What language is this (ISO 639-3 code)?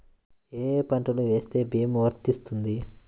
tel